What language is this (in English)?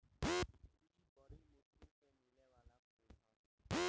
Bhojpuri